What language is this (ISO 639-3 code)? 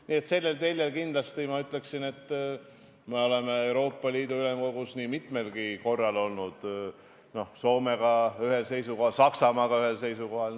est